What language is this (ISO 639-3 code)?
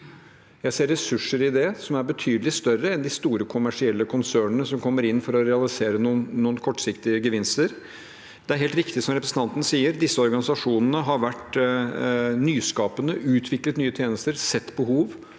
nor